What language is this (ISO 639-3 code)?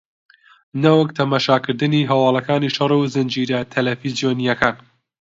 ckb